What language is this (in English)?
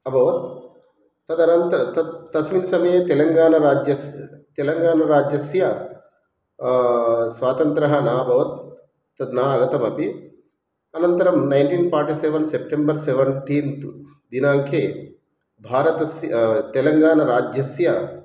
Sanskrit